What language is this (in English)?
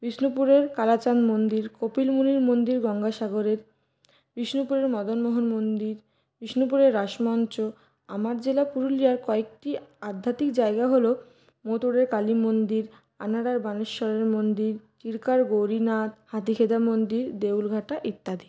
Bangla